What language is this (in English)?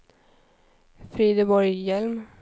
Swedish